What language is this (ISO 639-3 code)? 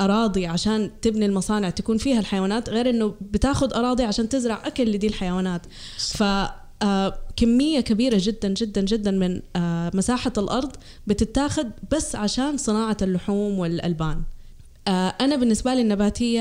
ara